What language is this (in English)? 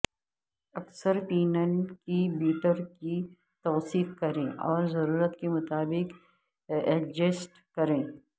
Urdu